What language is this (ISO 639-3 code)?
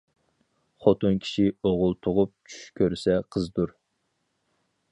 uig